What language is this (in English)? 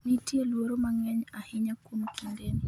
Luo (Kenya and Tanzania)